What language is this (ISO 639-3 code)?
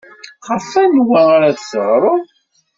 kab